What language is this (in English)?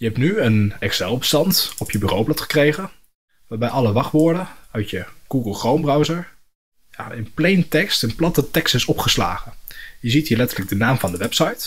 Dutch